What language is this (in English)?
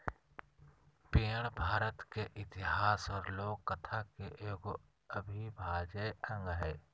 Magahi